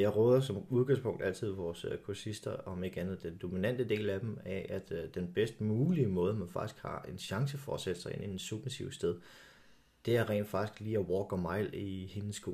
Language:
Danish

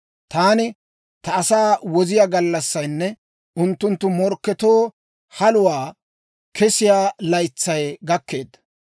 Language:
Dawro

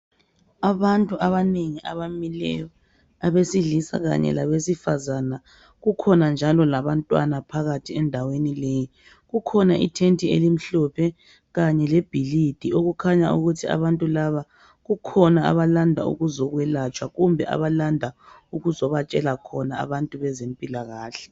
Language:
North Ndebele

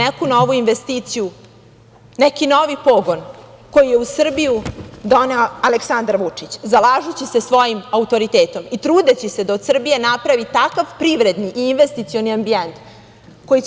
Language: Serbian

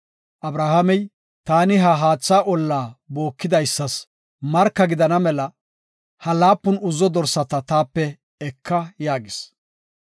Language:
Gofa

